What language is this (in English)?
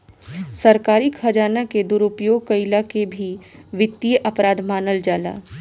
Bhojpuri